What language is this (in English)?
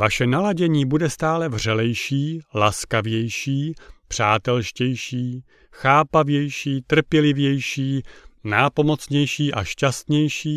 Czech